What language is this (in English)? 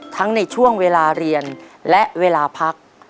Thai